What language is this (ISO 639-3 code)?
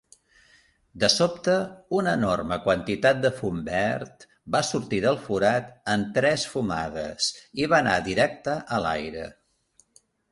cat